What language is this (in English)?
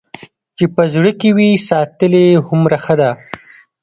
Pashto